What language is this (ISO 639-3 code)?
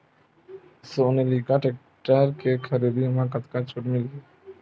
hne